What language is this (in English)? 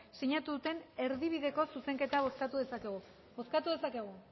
Basque